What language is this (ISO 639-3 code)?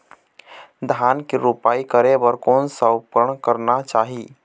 hne